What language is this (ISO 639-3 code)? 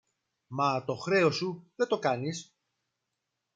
ell